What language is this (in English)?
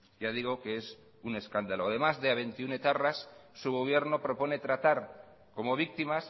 Spanish